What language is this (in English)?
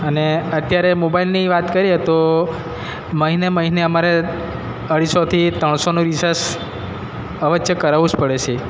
Gujarati